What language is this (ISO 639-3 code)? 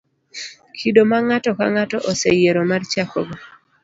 luo